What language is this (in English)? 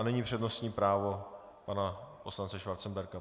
Czech